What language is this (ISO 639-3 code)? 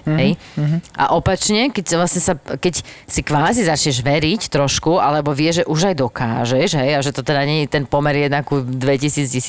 slk